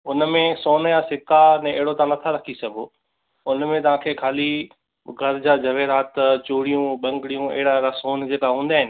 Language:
Sindhi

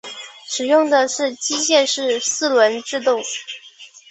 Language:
Chinese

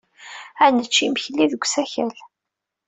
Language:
Kabyle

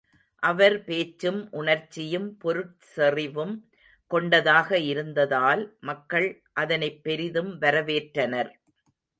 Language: Tamil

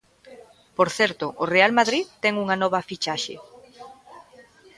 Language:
Galician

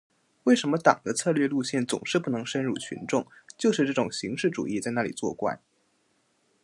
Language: Chinese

